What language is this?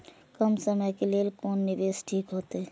Maithili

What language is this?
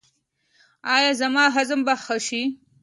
Pashto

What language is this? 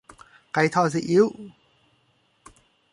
Thai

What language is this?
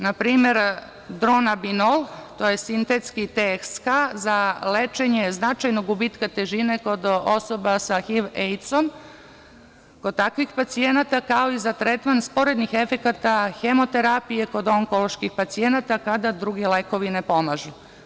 Serbian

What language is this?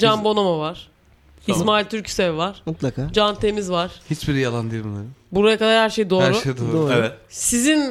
Turkish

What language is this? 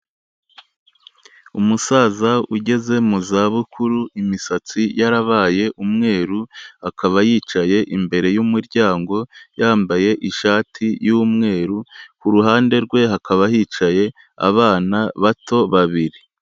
Kinyarwanda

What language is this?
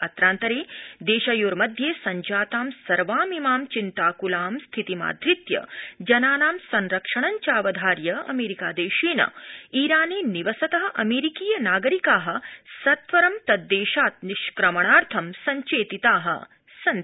Sanskrit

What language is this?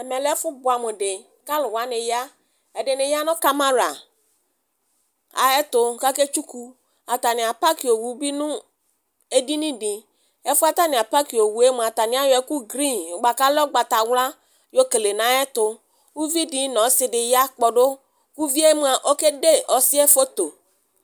Ikposo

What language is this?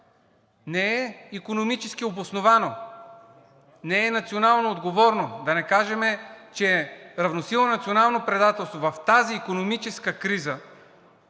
Bulgarian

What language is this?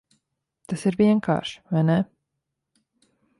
Latvian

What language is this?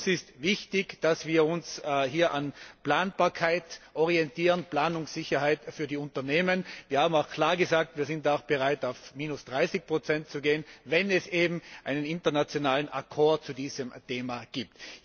German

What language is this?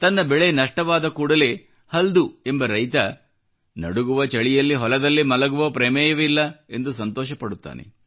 Kannada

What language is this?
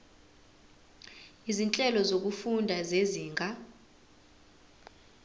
Zulu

